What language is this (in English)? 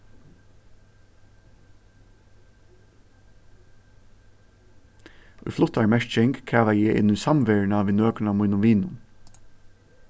Faroese